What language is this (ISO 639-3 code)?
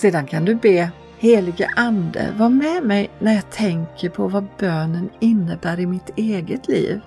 swe